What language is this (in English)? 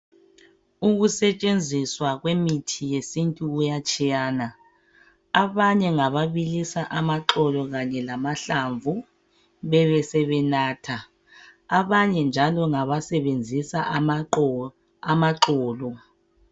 North Ndebele